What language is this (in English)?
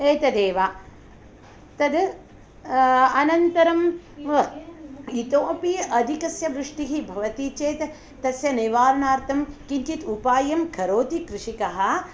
Sanskrit